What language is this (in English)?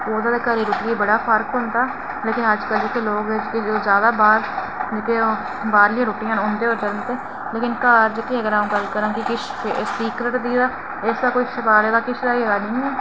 Dogri